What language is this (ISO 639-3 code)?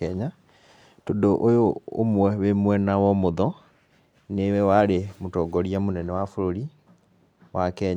kik